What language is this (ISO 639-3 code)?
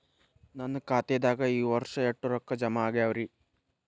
kan